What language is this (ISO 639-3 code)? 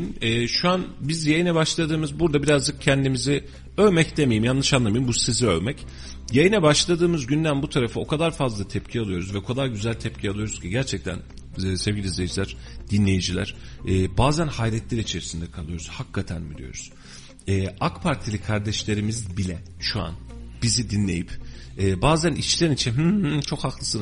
tur